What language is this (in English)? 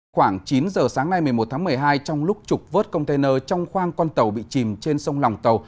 Vietnamese